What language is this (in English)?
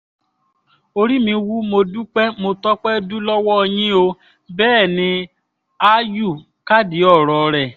Yoruba